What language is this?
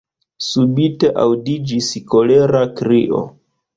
Esperanto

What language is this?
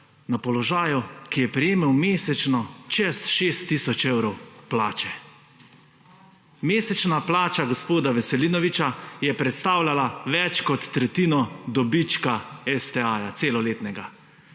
Slovenian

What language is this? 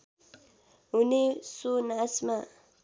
Nepali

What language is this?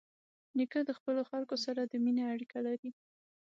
Pashto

